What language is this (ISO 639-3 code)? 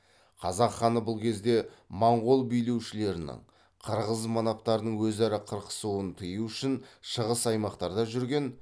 kaz